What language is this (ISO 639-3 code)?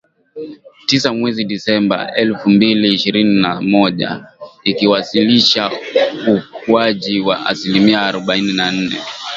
swa